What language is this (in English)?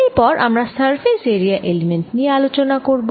Bangla